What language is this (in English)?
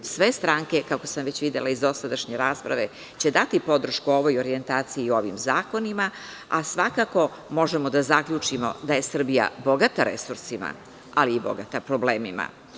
Serbian